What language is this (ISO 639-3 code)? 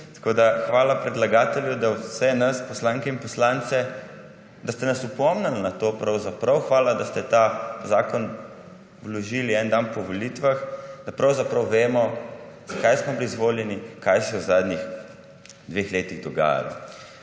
slv